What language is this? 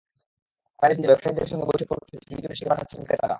Bangla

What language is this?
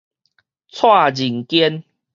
Min Nan Chinese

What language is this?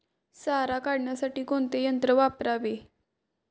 Marathi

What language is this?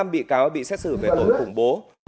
Vietnamese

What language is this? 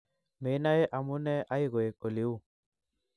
Kalenjin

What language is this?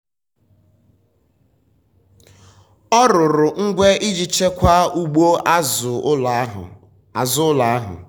Igbo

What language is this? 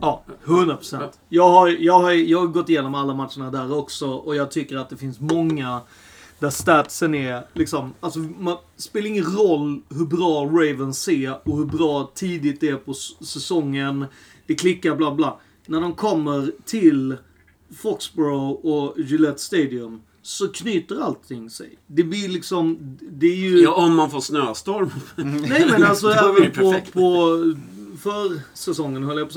Swedish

